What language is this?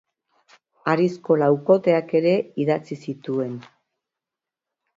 Basque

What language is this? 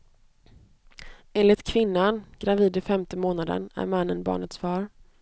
Swedish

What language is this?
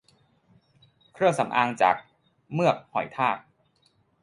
Thai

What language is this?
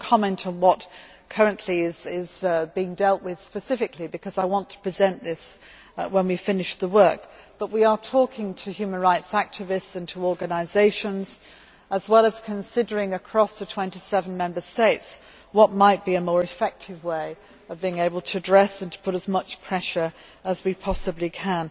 English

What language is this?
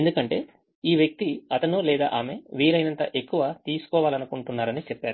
Telugu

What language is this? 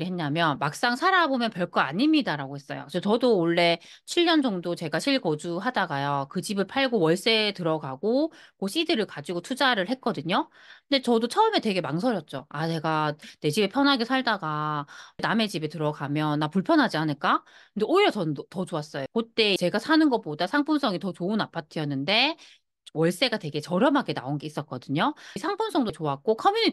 Korean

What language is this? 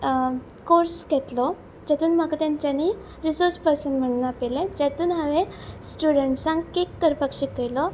Konkani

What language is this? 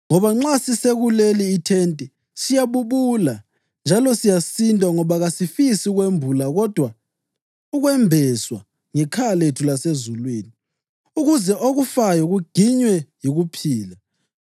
North Ndebele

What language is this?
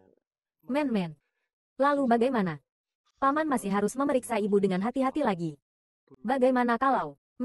Indonesian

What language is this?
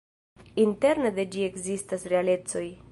Esperanto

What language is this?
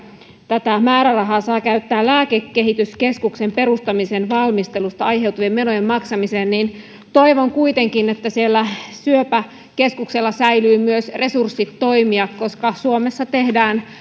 Finnish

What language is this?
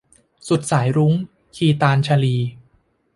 Thai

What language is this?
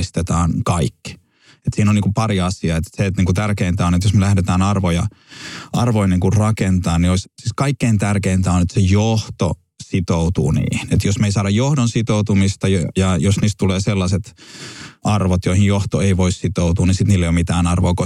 Finnish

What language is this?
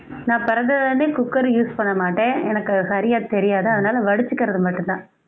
Tamil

